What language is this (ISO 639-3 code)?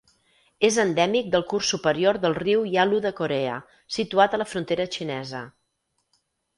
cat